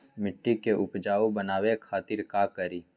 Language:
Magahi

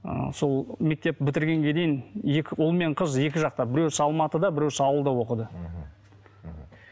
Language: Kazakh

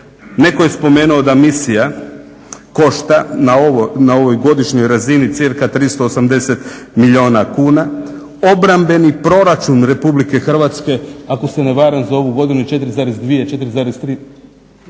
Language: Croatian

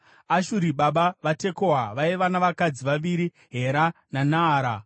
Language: Shona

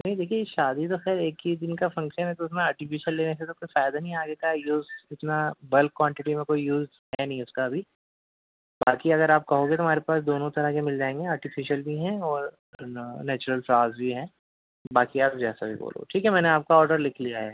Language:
Urdu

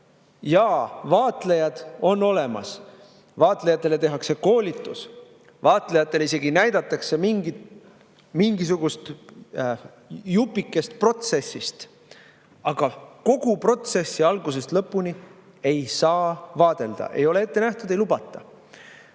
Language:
Estonian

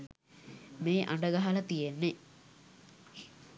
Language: Sinhala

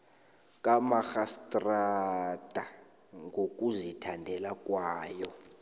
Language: South Ndebele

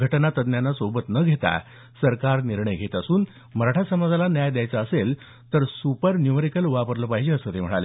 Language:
Marathi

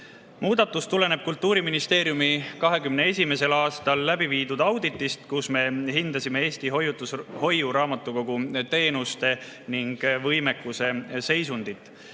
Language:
Estonian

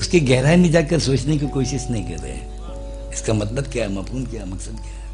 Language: Hindi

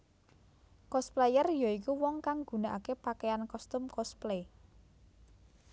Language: Javanese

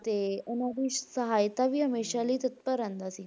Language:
Punjabi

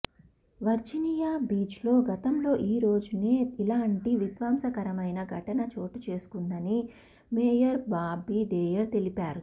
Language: Telugu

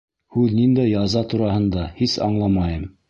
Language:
Bashkir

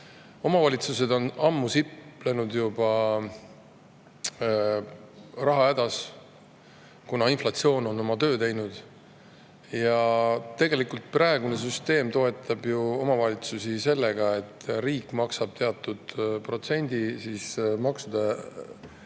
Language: Estonian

